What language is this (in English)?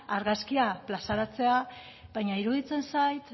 Basque